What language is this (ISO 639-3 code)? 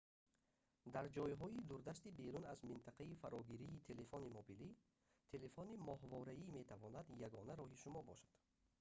tgk